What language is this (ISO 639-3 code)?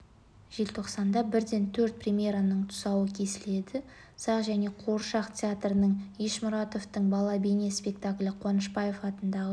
kaz